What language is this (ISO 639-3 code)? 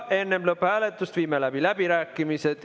est